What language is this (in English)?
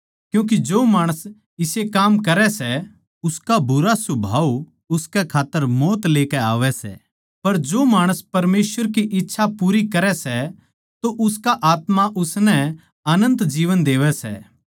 Haryanvi